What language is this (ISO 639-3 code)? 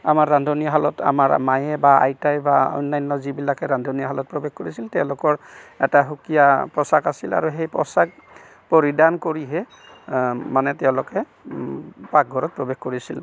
asm